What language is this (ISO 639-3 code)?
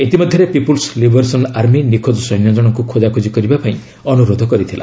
ori